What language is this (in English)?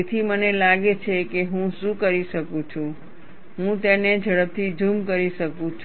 Gujarati